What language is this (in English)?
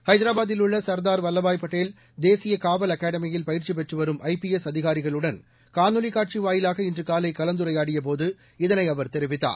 Tamil